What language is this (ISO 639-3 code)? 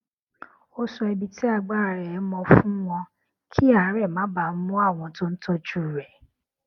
yor